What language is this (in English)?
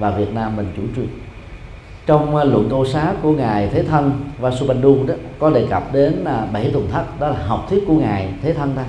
Vietnamese